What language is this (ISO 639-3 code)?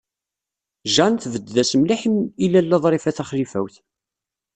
kab